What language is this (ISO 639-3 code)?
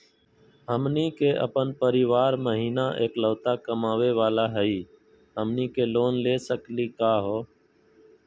mag